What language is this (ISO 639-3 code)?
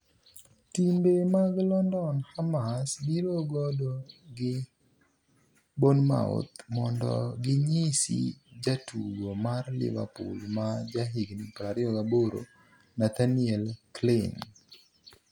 luo